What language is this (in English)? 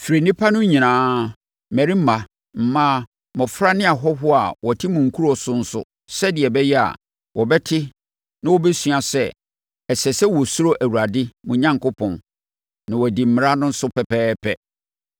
Akan